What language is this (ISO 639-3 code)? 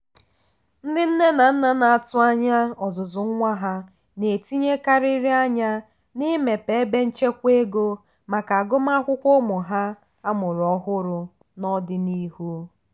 ibo